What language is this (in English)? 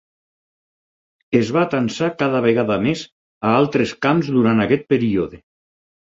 Catalan